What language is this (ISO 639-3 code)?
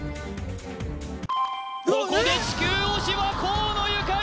jpn